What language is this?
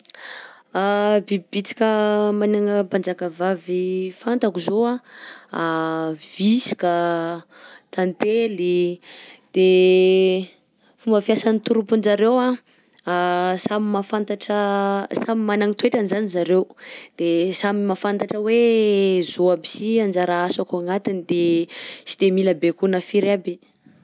Southern Betsimisaraka Malagasy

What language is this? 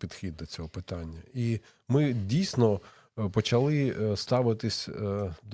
Ukrainian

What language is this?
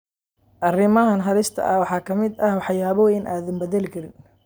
Somali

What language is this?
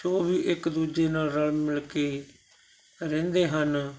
Punjabi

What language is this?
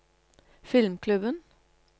Norwegian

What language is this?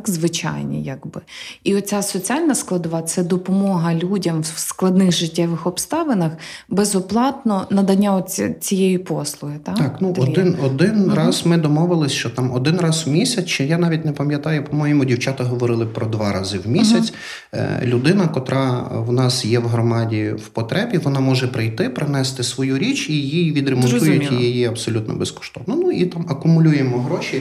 Ukrainian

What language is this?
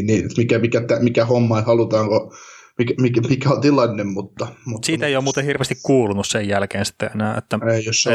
Finnish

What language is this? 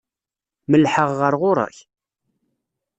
Kabyle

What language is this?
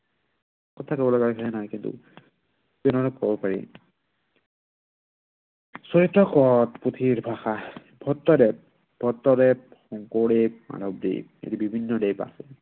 Assamese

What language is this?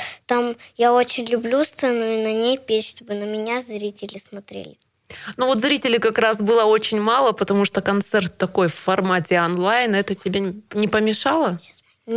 Russian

